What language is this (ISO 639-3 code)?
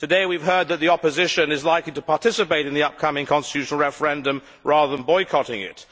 eng